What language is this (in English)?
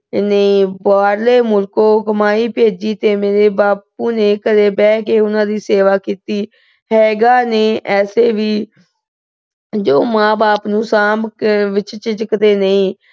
Punjabi